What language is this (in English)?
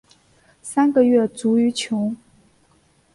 Chinese